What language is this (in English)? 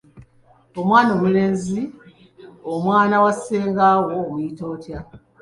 Ganda